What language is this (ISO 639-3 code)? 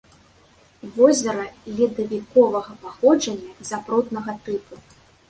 bel